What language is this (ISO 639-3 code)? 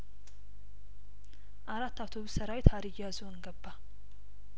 amh